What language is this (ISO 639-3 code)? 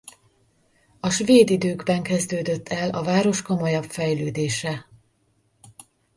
hun